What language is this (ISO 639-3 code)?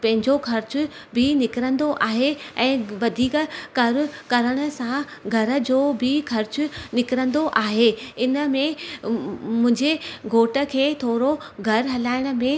snd